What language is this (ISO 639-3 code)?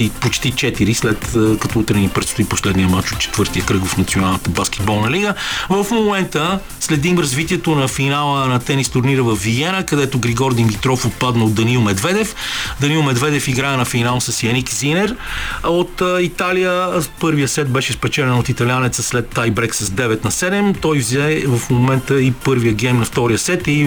bul